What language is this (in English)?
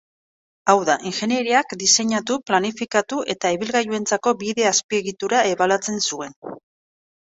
Basque